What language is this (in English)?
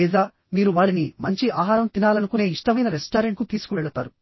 Telugu